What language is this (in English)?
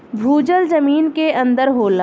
Bhojpuri